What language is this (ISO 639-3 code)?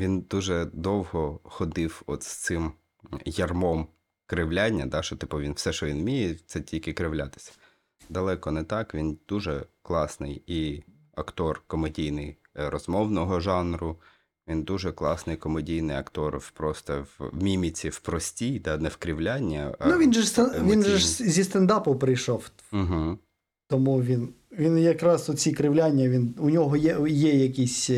ukr